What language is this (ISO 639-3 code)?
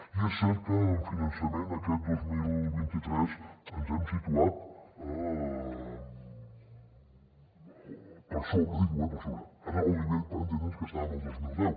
cat